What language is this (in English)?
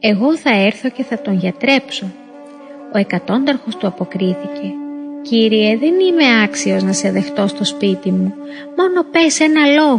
Greek